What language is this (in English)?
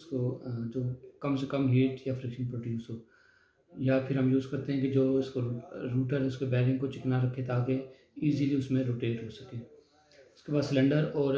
Hindi